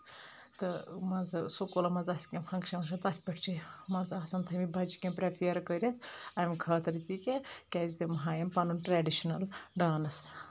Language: Kashmiri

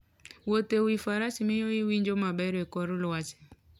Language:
Luo (Kenya and Tanzania)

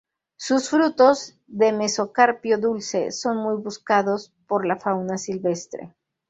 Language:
Spanish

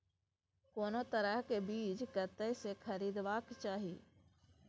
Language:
Maithili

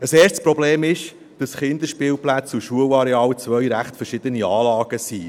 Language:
Swiss German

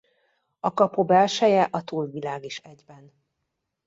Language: Hungarian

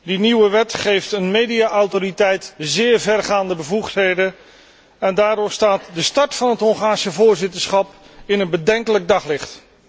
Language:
Dutch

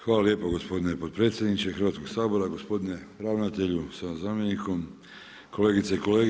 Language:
Croatian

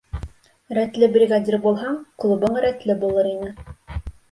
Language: Bashkir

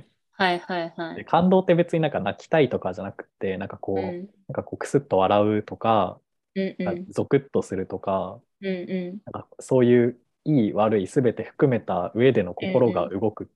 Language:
Japanese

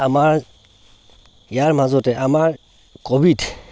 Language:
Assamese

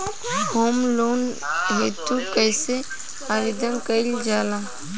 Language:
Bhojpuri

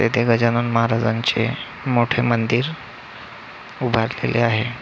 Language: Marathi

